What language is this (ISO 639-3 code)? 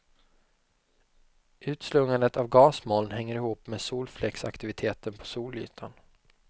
swe